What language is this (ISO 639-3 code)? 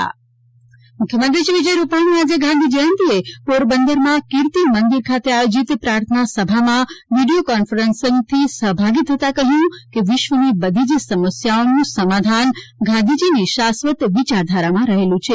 guj